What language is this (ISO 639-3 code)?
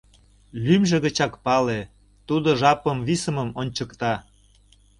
chm